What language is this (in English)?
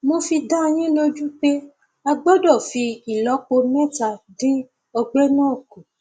Yoruba